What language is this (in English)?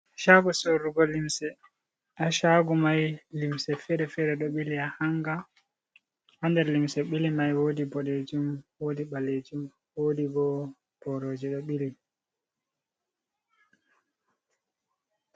Fula